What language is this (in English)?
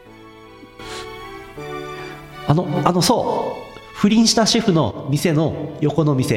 Japanese